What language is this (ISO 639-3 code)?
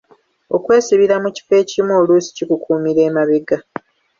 lug